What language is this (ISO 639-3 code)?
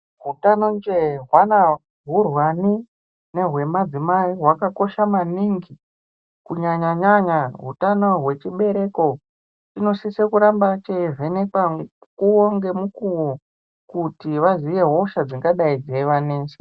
ndc